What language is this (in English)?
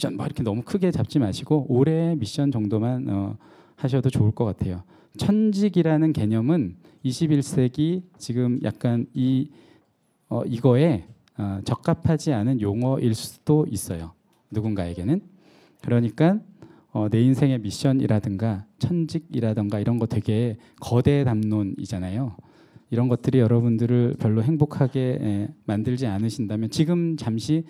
Korean